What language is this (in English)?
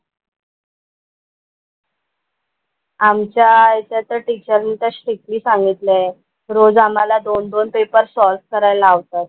Marathi